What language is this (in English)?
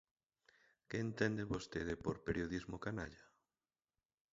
Galician